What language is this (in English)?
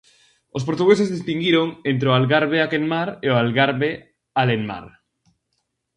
Galician